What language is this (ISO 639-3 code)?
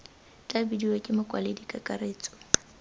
tsn